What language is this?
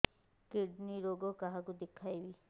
Odia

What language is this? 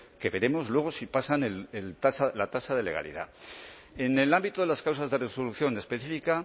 Spanish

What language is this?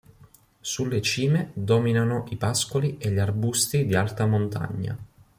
Italian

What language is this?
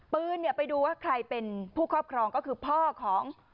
Thai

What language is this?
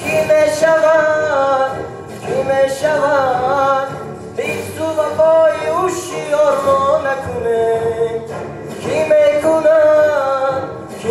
Persian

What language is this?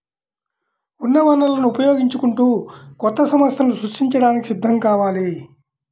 Telugu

